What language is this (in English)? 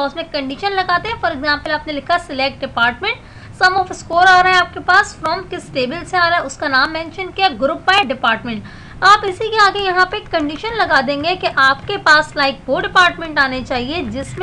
Hindi